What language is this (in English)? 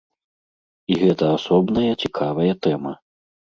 Belarusian